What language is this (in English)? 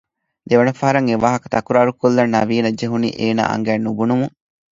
Divehi